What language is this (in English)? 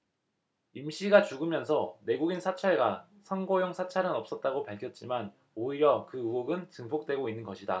Korean